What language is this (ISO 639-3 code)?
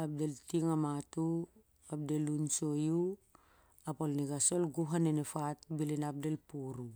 sjr